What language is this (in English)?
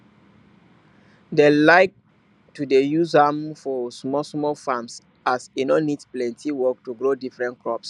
Nigerian Pidgin